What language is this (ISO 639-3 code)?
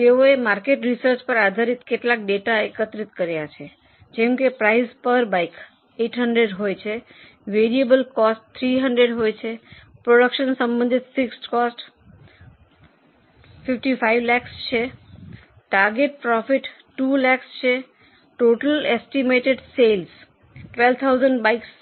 guj